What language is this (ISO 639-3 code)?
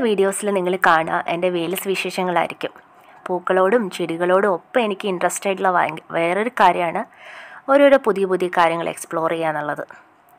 mal